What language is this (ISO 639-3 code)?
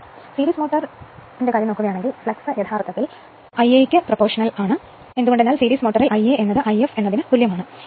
mal